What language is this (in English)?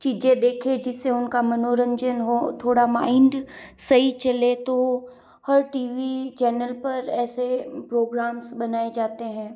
Hindi